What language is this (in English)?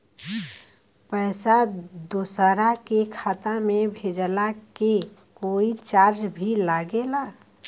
Bhojpuri